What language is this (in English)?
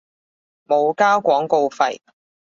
Cantonese